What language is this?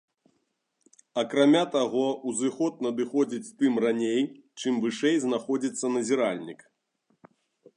Belarusian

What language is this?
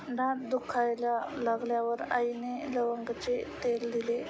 Marathi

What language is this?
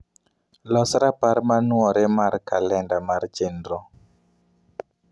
Luo (Kenya and Tanzania)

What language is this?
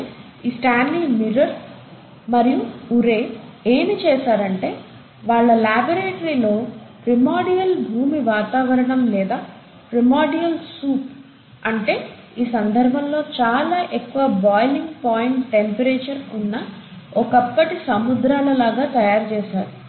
Telugu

